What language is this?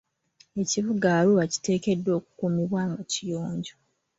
Ganda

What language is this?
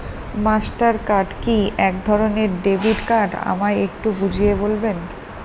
Bangla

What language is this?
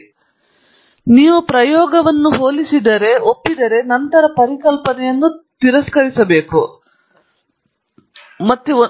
Kannada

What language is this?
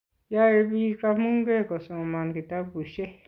Kalenjin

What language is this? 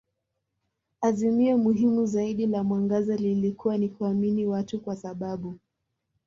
Swahili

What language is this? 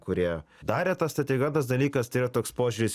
Lithuanian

